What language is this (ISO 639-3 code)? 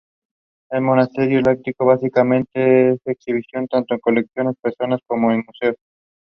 eng